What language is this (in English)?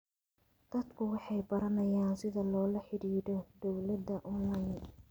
Somali